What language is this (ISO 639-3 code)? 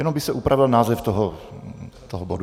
ces